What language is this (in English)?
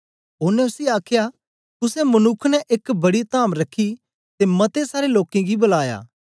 Dogri